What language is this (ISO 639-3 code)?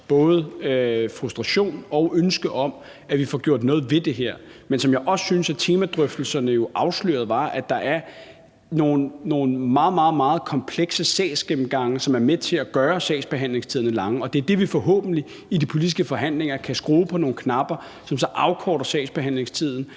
dan